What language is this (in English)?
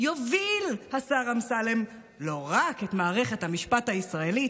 Hebrew